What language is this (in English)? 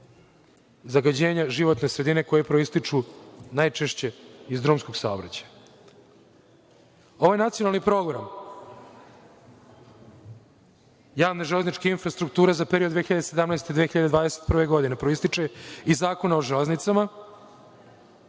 Serbian